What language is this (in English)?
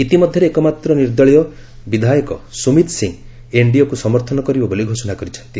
Odia